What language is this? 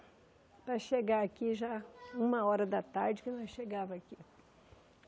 Portuguese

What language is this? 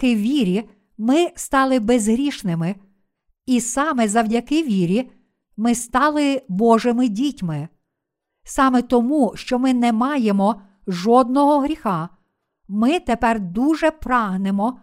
Ukrainian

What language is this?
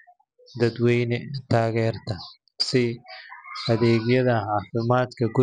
Somali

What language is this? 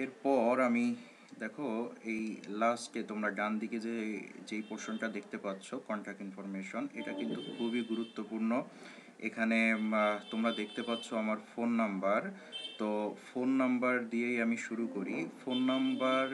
Hindi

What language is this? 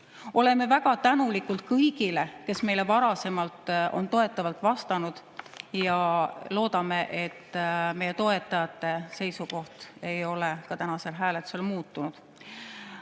Estonian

